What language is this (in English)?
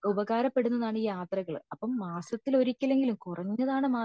Malayalam